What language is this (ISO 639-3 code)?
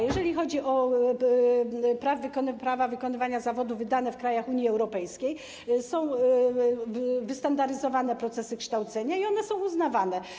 pol